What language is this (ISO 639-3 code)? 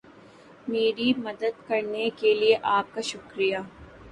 urd